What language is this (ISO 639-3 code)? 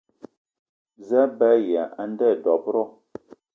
eto